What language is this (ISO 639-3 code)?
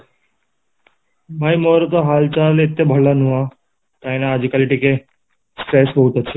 ori